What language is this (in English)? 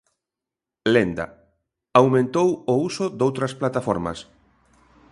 Galician